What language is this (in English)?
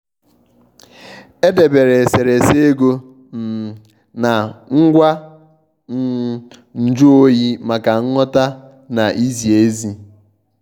Igbo